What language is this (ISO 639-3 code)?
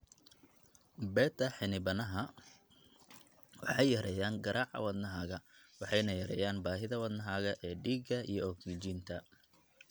som